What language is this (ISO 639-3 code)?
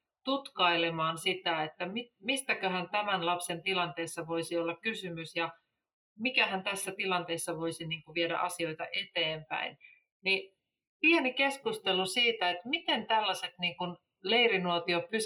fin